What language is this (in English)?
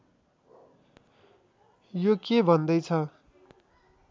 Nepali